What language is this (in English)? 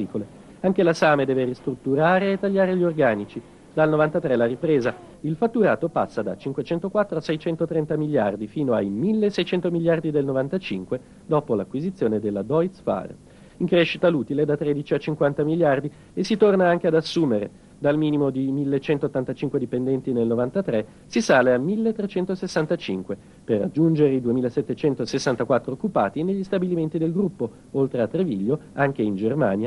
Italian